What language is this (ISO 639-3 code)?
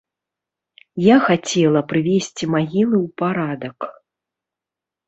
bel